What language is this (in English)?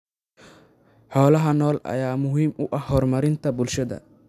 Somali